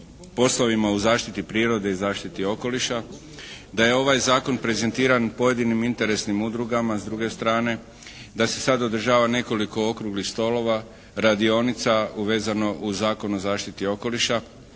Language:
Croatian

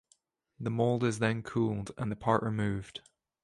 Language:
English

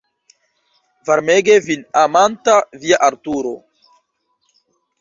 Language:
Esperanto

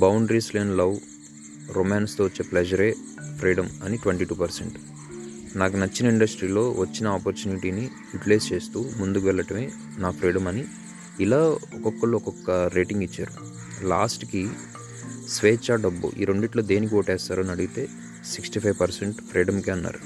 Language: Telugu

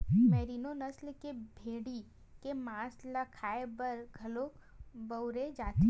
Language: Chhattisgarhi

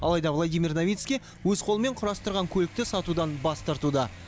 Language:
Kazakh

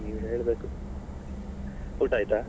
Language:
Kannada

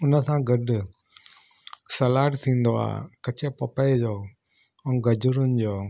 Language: Sindhi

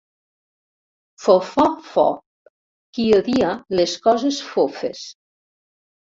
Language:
Catalan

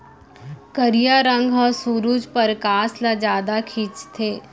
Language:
Chhattisgarhi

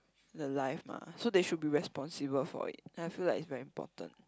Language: English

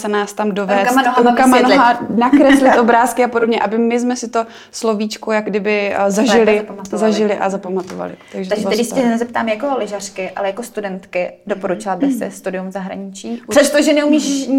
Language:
Czech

